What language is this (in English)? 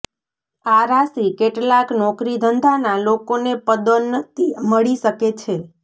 Gujarati